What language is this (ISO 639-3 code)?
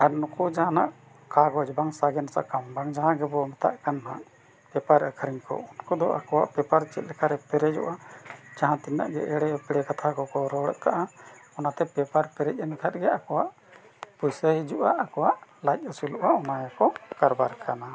sat